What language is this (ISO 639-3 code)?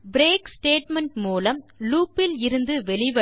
tam